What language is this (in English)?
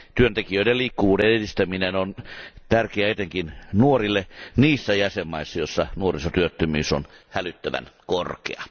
Finnish